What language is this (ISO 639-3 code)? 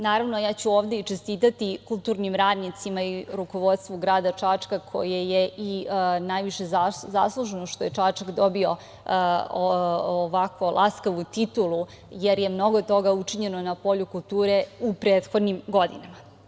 srp